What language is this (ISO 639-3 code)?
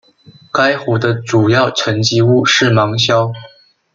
zho